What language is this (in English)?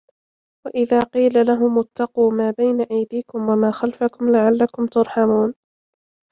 Arabic